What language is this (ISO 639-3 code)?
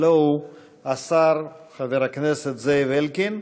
heb